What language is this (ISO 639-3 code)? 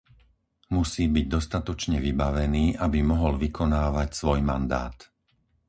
slk